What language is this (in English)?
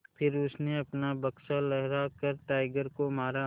Hindi